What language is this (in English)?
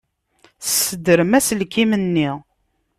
Kabyle